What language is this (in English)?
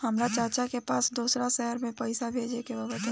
Bhojpuri